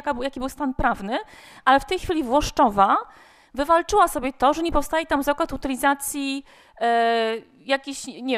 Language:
Polish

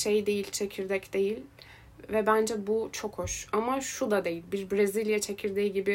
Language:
Turkish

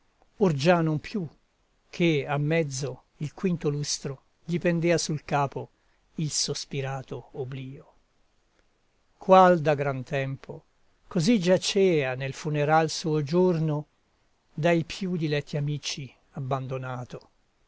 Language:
Italian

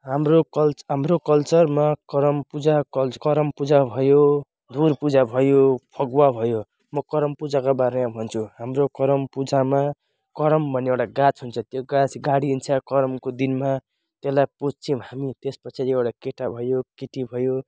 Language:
Nepali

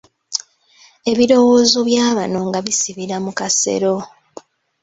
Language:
Ganda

